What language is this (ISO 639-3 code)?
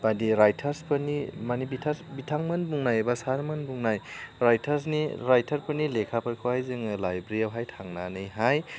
brx